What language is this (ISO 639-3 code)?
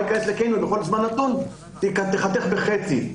heb